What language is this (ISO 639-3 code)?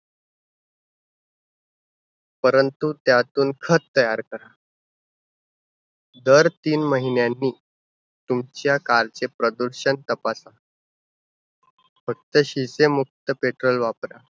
mar